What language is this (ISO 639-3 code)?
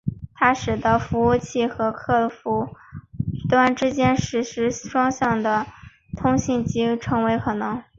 zho